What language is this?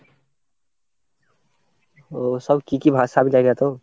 Bangla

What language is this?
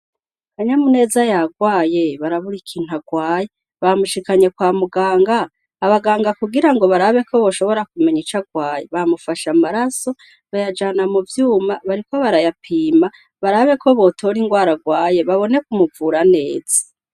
Rundi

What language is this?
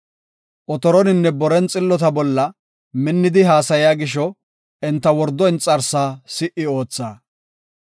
Gofa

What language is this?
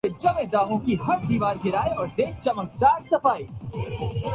Urdu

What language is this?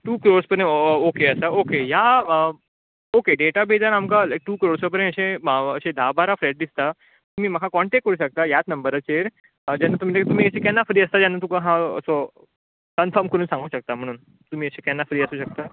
Konkani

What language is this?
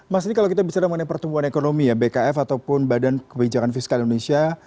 Indonesian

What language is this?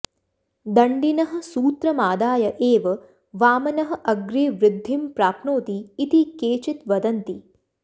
Sanskrit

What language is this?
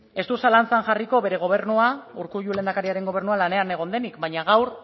Basque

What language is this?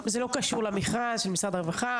Hebrew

